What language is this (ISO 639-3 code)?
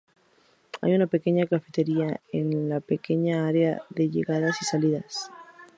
spa